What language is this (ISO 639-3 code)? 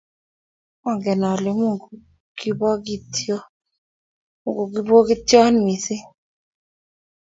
kln